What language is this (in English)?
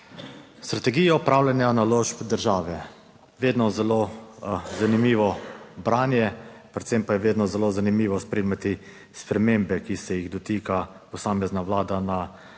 Slovenian